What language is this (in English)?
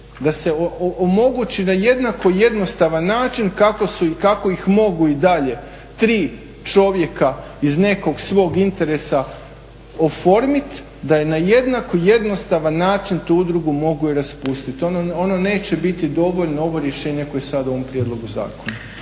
Croatian